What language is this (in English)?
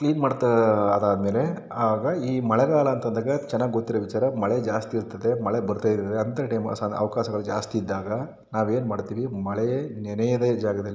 Kannada